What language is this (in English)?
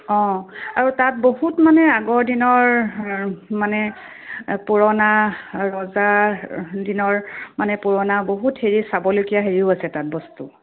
Assamese